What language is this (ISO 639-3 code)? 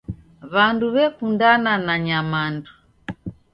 dav